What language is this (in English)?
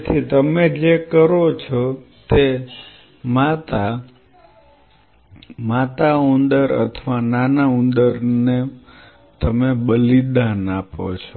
Gujarati